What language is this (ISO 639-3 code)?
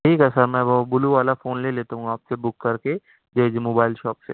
urd